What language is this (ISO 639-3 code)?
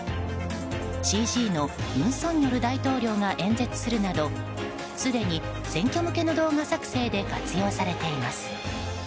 jpn